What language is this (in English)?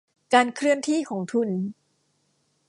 Thai